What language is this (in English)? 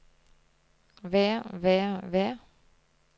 Norwegian